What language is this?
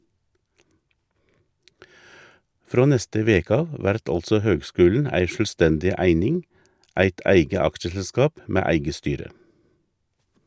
Norwegian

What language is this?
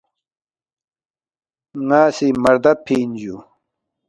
Balti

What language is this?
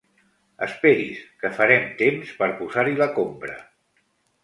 Catalan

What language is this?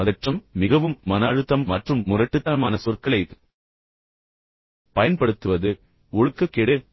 Tamil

